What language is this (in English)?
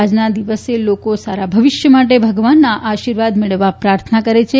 Gujarati